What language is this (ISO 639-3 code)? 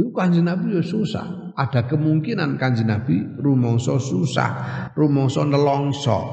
ind